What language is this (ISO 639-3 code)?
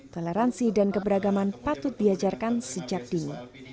ind